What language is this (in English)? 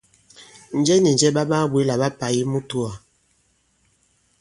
Bankon